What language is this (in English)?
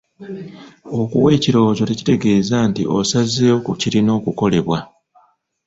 Ganda